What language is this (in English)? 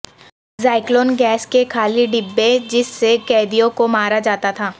Urdu